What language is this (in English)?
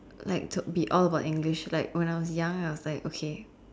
English